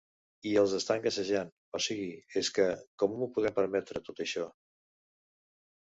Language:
Catalan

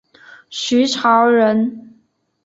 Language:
Chinese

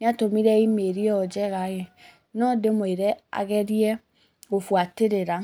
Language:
Kikuyu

